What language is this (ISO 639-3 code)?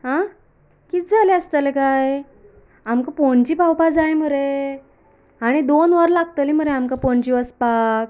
kok